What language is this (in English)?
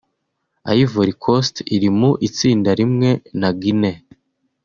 Kinyarwanda